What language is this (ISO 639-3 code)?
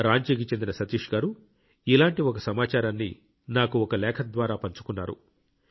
tel